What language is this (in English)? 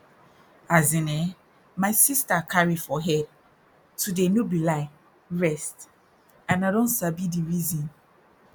Nigerian Pidgin